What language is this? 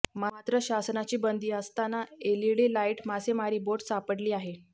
Marathi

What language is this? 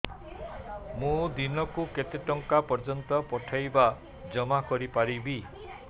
Odia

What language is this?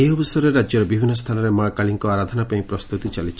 Odia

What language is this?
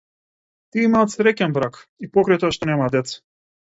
Macedonian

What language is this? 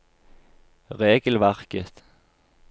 Norwegian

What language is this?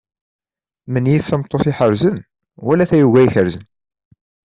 Kabyle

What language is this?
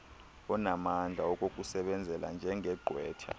Xhosa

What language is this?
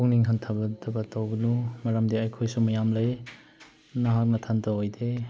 Manipuri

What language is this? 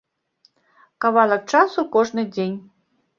Belarusian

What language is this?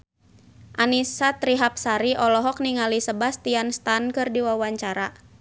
Sundanese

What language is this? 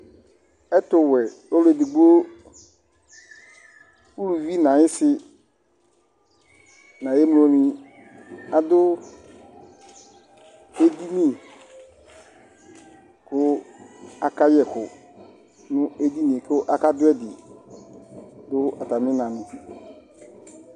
Ikposo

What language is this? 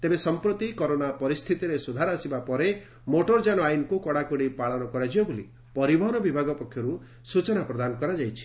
Odia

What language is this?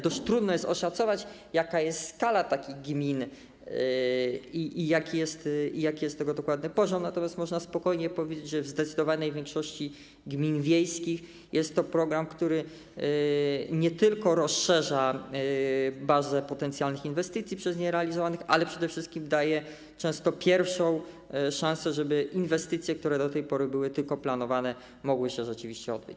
Polish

